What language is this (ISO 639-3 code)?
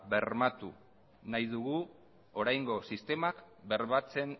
eus